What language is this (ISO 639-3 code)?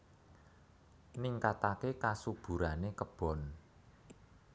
jav